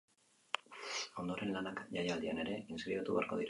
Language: Basque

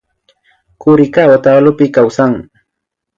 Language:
Imbabura Highland Quichua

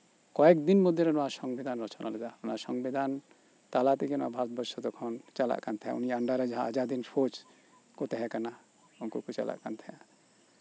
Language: Santali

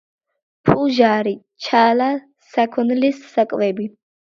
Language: Georgian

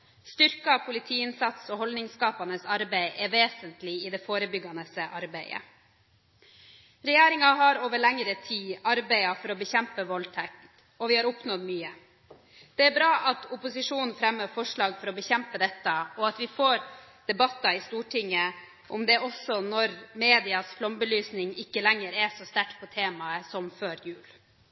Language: Norwegian Bokmål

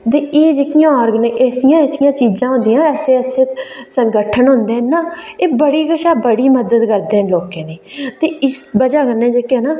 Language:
Dogri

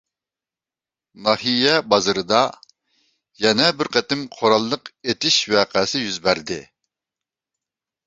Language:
Uyghur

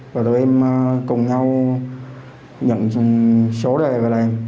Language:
Vietnamese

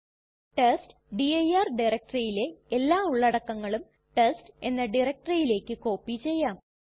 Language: Malayalam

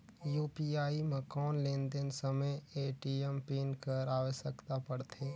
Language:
Chhattisgarhi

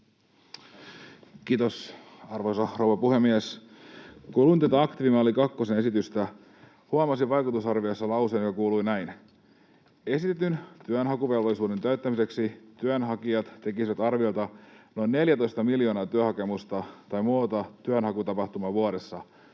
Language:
Finnish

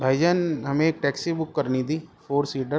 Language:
Urdu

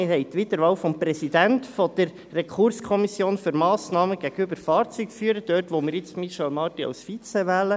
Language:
Swiss German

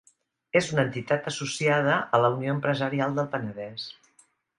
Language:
Catalan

